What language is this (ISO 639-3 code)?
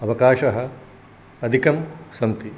san